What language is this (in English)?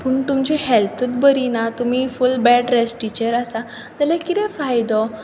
Konkani